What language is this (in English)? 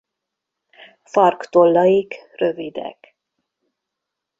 Hungarian